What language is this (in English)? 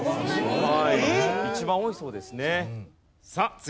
Japanese